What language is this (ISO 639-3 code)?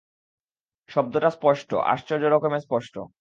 ben